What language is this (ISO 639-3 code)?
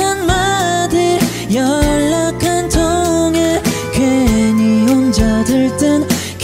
kor